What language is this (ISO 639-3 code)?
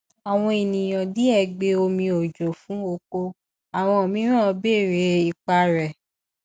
yor